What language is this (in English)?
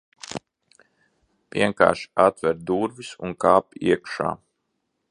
Latvian